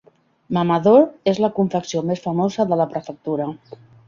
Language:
Catalan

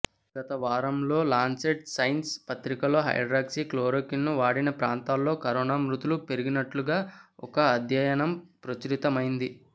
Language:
Telugu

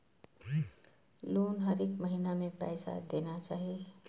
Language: Maithili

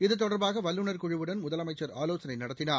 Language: Tamil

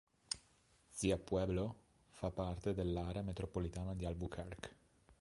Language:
Italian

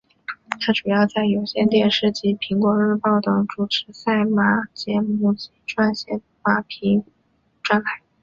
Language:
Chinese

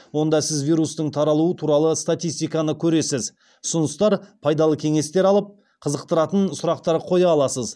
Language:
Kazakh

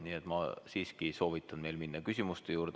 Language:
Estonian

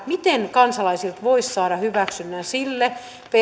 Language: Finnish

